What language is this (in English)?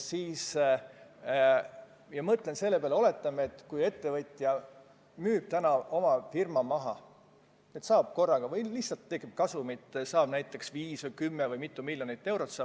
Estonian